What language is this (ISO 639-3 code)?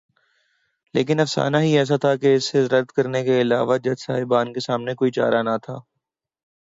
urd